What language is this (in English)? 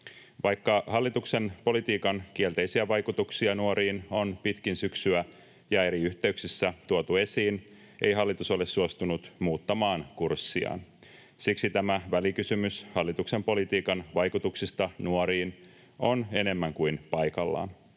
Finnish